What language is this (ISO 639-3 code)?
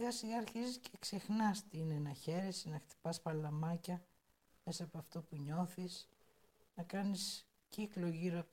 ell